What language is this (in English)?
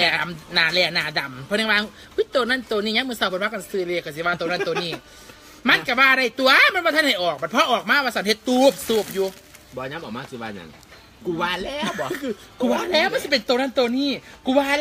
Thai